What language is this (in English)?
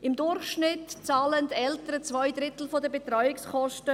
Swiss German